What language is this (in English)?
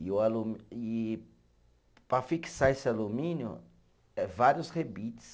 Portuguese